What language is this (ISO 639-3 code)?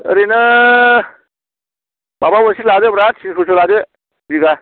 brx